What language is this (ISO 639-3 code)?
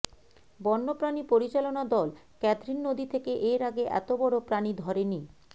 ben